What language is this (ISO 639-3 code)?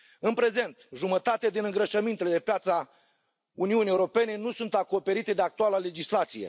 ron